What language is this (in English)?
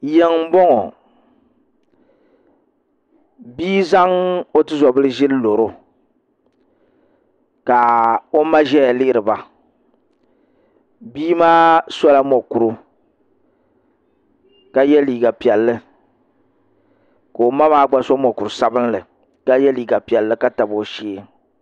Dagbani